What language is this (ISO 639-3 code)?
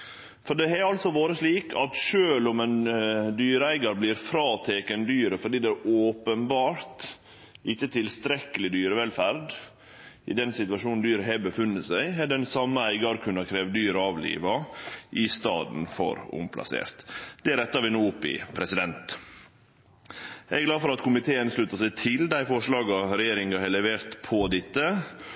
nno